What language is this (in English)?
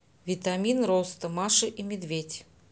Russian